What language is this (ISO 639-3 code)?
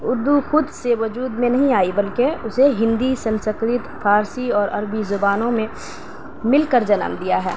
urd